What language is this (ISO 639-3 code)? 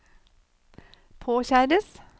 nor